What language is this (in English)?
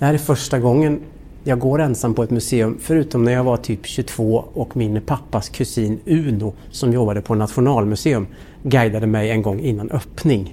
Swedish